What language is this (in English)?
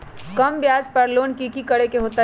Magahi